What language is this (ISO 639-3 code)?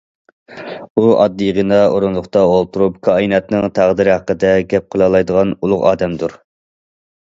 uig